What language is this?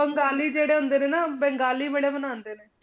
Punjabi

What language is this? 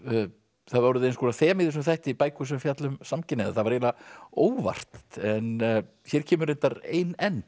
Icelandic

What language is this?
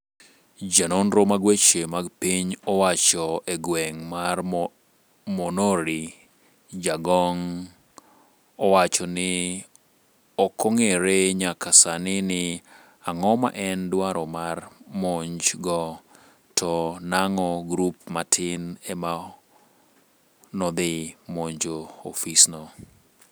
Luo (Kenya and Tanzania)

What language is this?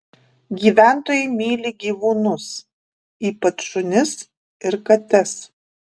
Lithuanian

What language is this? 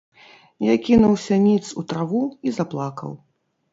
Belarusian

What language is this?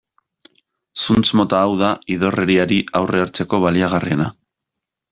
Basque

